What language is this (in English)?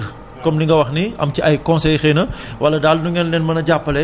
Wolof